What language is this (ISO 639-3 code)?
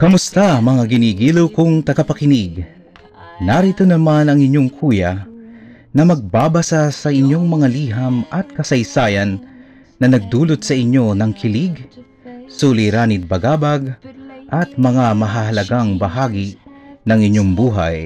fil